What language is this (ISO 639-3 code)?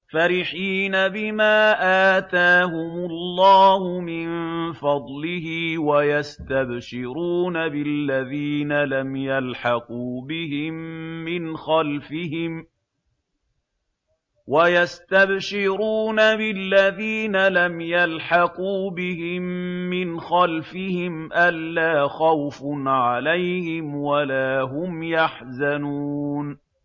ara